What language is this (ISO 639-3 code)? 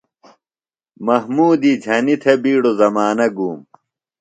phl